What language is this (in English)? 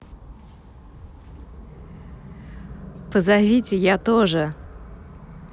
Russian